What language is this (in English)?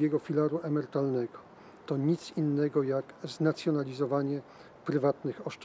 Polish